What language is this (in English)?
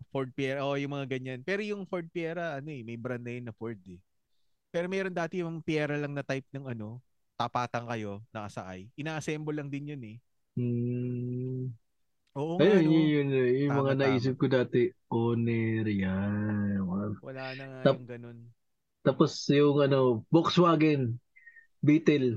Filipino